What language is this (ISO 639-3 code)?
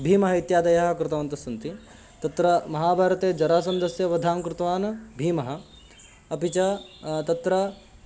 san